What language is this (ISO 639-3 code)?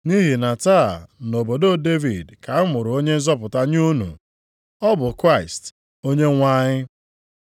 ibo